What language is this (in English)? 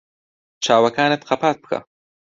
Central Kurdish